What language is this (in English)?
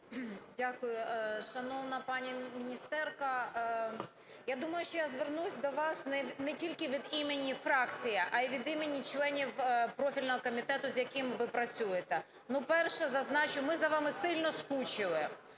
Ukrainian